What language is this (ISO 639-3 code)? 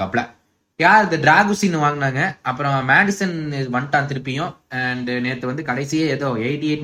tam